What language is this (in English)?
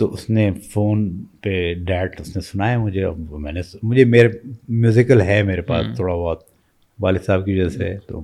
Urdu